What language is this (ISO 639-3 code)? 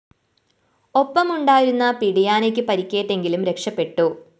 mal